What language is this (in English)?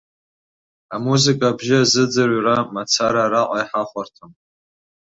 Abkhazian